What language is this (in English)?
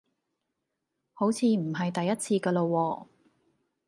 Cantonese